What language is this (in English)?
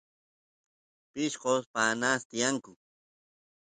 Santiago del Estero Quichua